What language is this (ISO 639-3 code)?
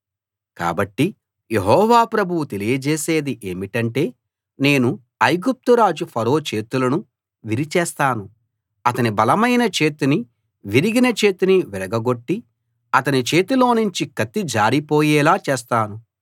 tel